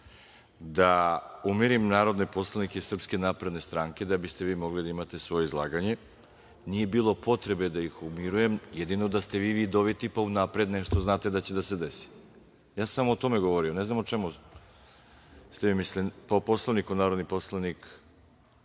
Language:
Serbian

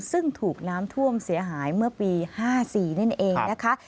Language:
Thai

